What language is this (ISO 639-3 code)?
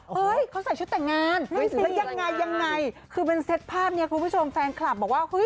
tha